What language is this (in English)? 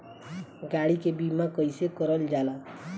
Bhojpuri